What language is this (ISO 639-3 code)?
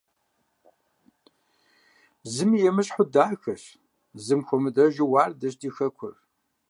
kbd